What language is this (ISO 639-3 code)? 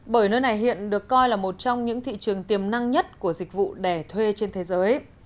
vie